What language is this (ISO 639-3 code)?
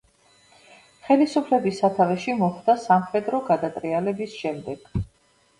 kat